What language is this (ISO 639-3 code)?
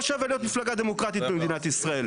heb